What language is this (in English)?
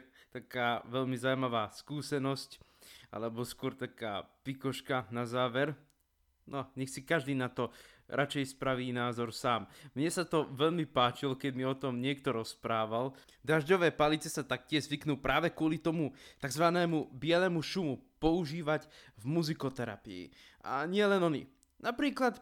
Slovak